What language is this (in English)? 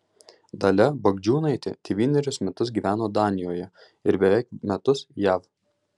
Lithuanian